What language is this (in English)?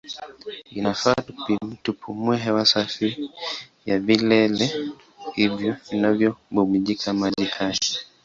Swahili